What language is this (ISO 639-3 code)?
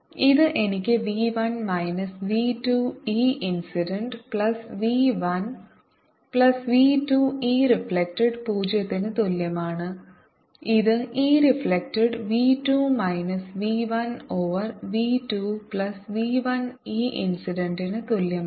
mal